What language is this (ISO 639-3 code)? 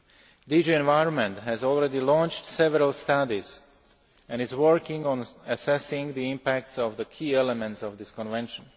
eng